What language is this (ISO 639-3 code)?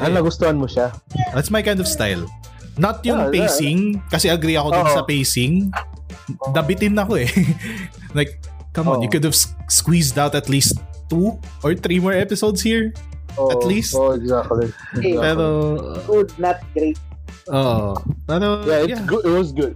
fil